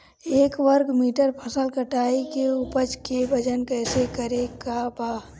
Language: Bhojpuri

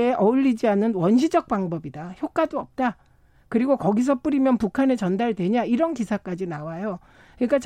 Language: Korean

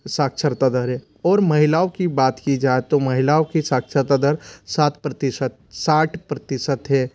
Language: Hindi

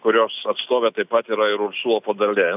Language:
Lithuanian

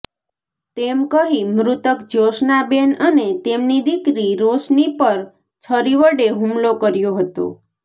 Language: Gujarati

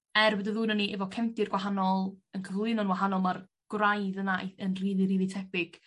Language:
Welsh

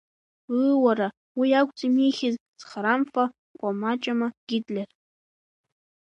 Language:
Abkhazian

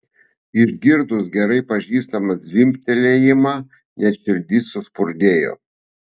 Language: Lithuanian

